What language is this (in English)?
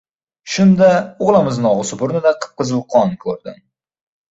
Uzbek